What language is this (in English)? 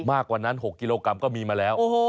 Thai